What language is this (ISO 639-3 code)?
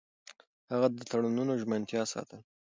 pus